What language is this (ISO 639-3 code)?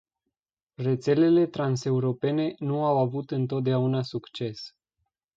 ron